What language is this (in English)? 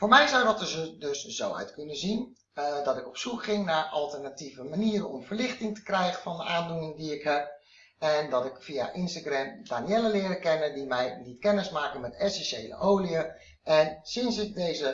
Dutch